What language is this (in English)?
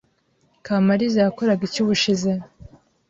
Kinyarwanda